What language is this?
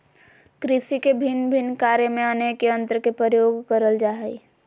Magahi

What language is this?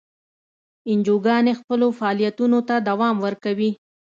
Pashto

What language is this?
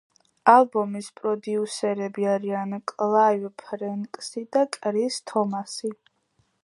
Georgian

